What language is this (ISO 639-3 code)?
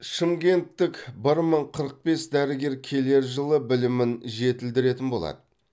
kaz